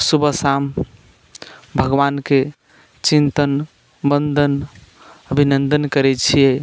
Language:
Maithili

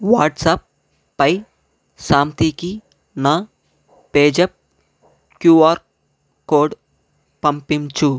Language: Telugu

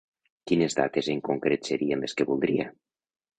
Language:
Catalan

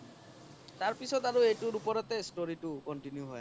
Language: Assamese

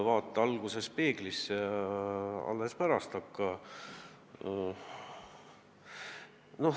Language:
Estonian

